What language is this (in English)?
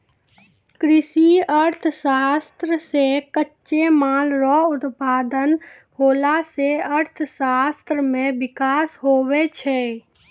Maithili